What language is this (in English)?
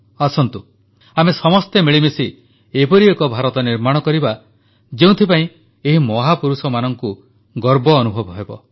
Odia